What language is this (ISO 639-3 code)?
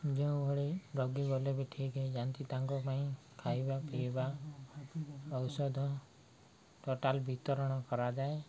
ori